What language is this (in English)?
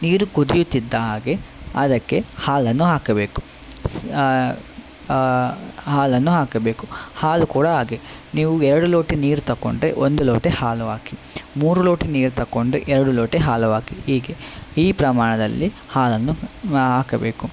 Kannada